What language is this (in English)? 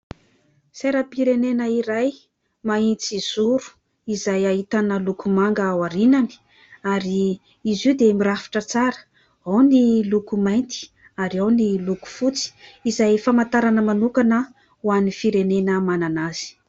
Malagasy